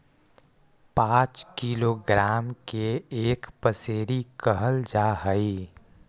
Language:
Magahi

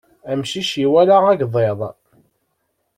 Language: Kabyle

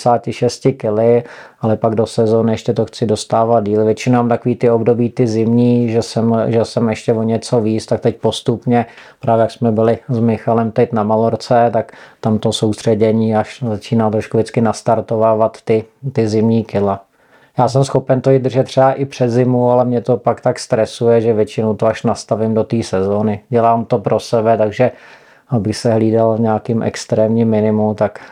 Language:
Czech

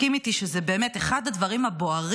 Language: Hebrew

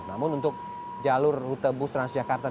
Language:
Indonesian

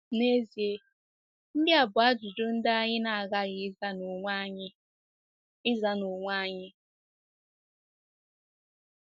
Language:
Igbo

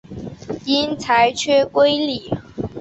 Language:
Chinese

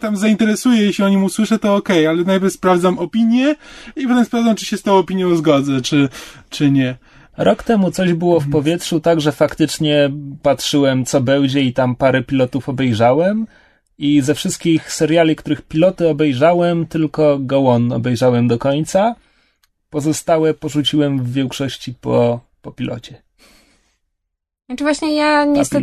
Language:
Polish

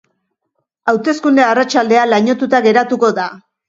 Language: Basque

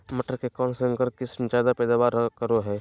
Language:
Magahi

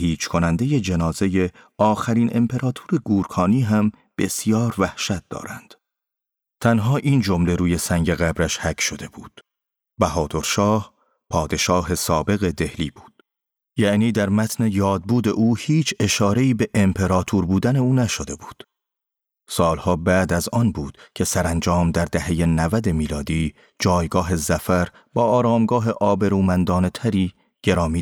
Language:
Persian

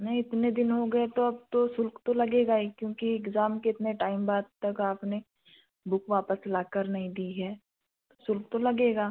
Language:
Hindi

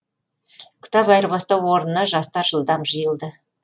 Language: Kazakh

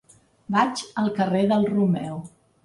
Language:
Catalan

